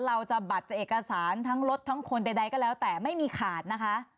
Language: Thai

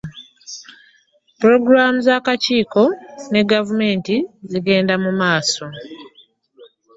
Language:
Ganda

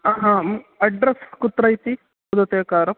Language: Sanskrit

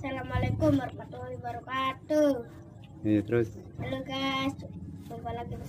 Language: Indonesian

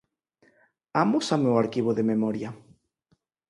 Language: Galician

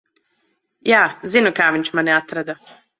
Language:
Latvian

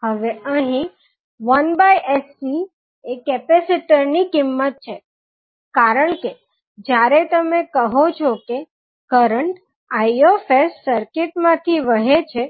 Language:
Gujarati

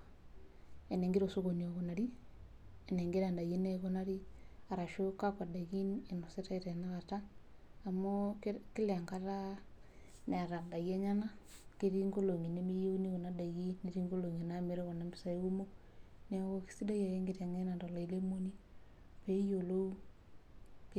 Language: Masai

